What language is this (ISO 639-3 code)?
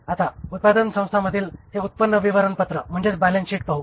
mar